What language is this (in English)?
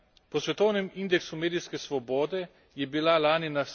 Slovenian